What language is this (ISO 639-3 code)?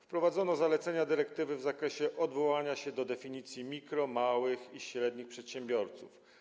pol